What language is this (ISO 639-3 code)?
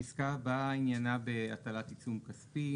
heb